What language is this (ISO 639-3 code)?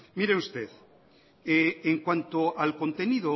spa